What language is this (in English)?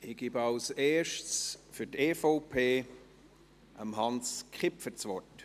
Swiss German